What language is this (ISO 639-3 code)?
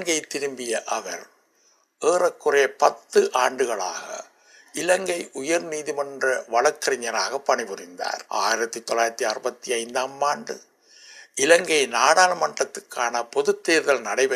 tam